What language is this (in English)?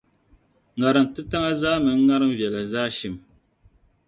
Dagbani